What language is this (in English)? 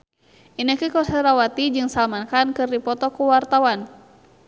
Sundanese